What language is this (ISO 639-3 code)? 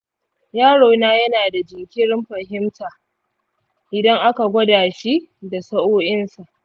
hau